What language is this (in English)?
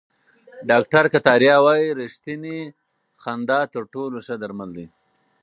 Pashto